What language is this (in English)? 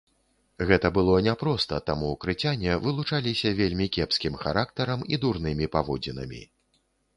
Belarusian